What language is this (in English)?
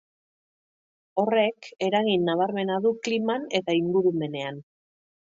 Basque